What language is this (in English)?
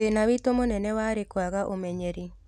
Kikuyu